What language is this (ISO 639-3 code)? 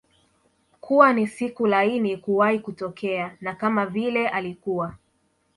swa